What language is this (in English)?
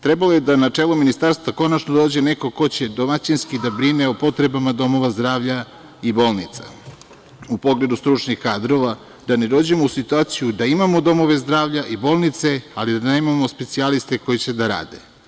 Serbian